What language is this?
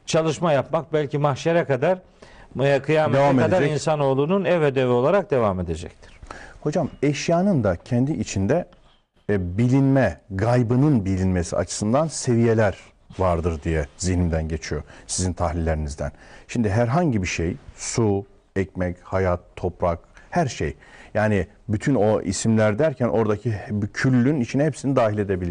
Turkish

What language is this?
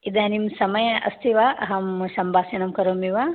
Sanskrit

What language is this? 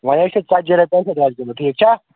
Kashmiri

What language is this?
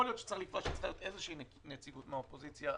Hebrew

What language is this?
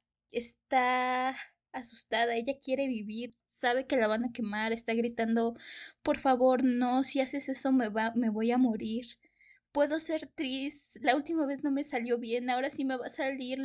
Spanish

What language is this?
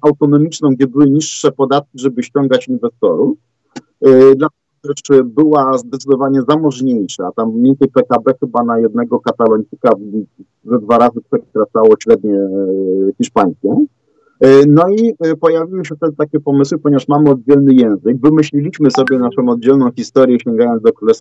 Polish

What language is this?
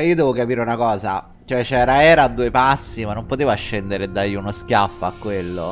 Italian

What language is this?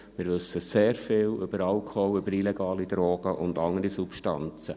Swiss German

